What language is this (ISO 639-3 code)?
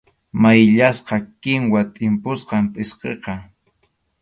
qxu